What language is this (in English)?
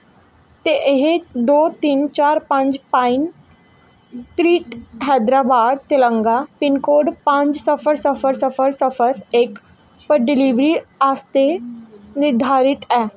Dogri